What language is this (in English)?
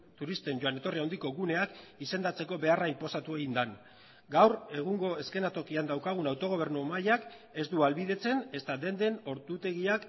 Basque